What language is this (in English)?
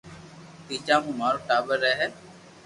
Loarki